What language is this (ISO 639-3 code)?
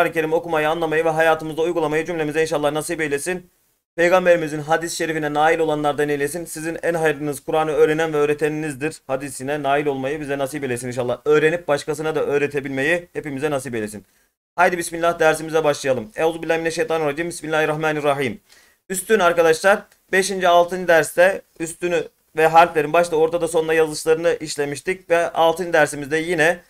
tur